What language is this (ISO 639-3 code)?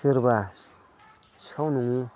brx